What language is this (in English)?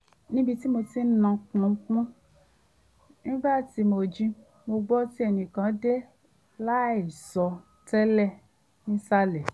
Yoruba